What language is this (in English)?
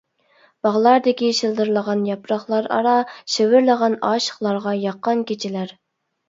Uyghur